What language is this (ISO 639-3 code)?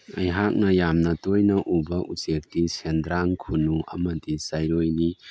mni